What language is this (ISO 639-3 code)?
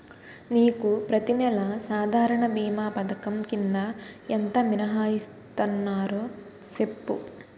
tel